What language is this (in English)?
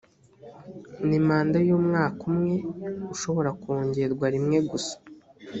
Kinyarwanda